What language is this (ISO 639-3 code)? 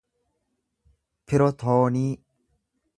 orm